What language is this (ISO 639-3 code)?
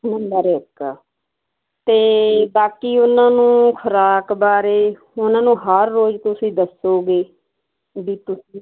pan